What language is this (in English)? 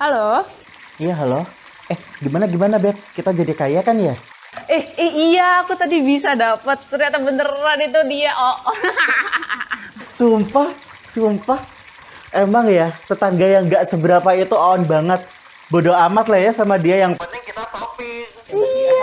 Indonesian